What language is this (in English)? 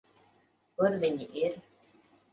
Latvian